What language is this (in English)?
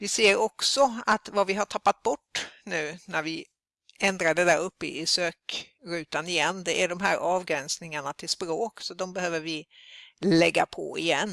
Swedish